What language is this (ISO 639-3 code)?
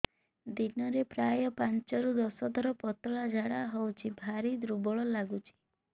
ori